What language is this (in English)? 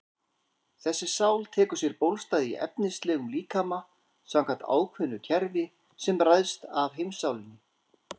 Icelandic